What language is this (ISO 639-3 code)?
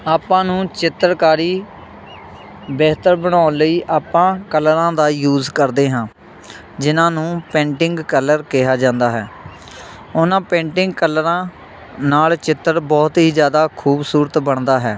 pan